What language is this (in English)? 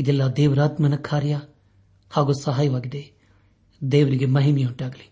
Kannada